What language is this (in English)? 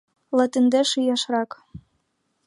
Mari